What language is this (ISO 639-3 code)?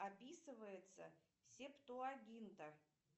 rus